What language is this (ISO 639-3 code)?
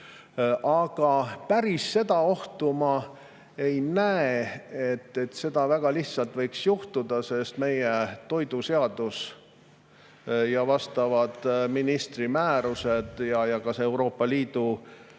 est